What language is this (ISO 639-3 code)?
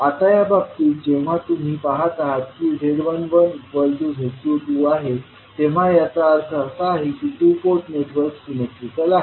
mar